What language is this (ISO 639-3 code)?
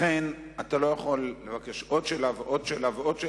heb